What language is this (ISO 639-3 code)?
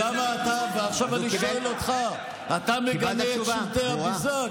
heb